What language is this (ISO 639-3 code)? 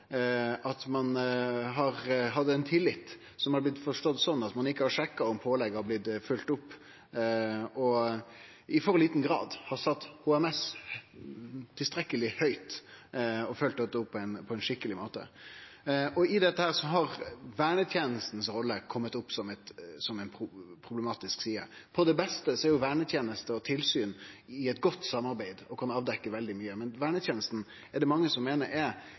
nno